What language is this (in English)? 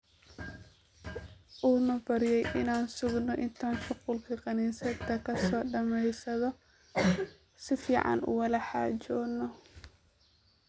Somali